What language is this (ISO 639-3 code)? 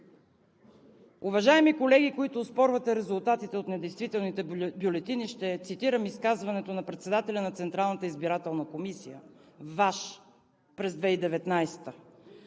bul